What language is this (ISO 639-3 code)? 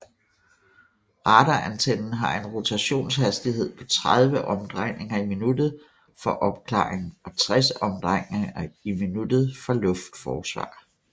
dan